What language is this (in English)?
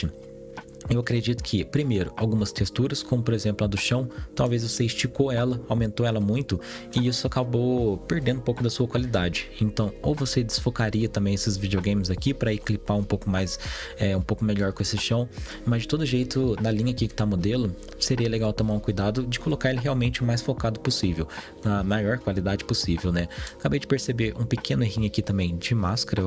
Portuguese